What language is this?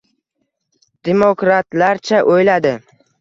Uzbek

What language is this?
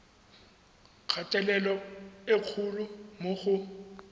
Tswana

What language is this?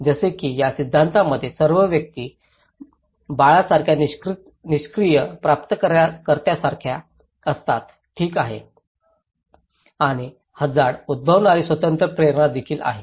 Marathi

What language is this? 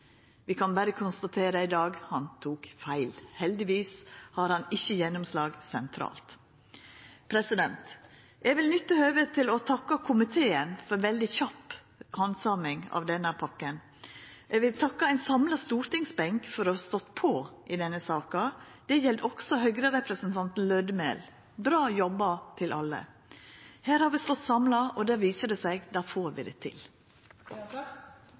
Norwegian Nynorsk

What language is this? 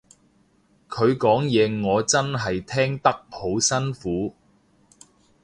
Cantonese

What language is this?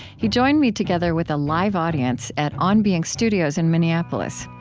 English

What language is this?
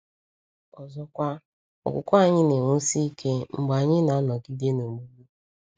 Igbo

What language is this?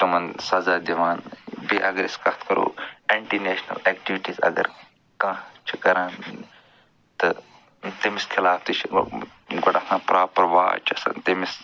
Kashmiri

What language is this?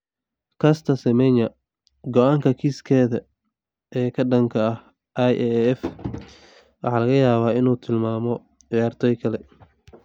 Somali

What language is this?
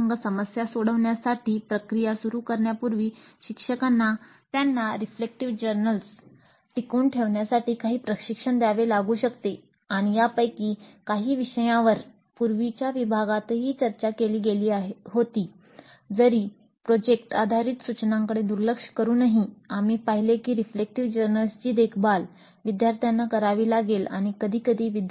Marathi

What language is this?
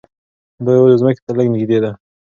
Pashto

